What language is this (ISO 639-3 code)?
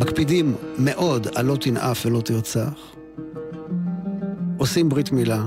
heb